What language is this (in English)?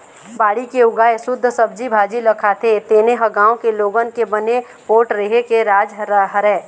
Chhattisgarhi